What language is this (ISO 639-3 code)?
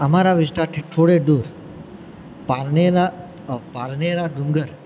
guj